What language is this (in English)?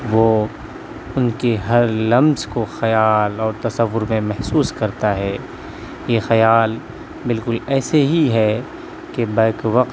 Urdu